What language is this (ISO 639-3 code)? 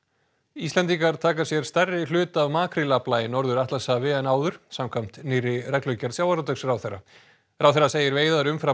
isl